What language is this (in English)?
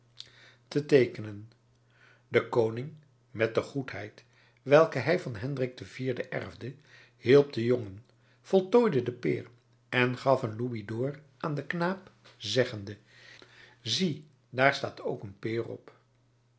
Dutch